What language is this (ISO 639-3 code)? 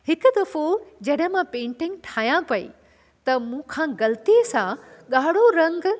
snd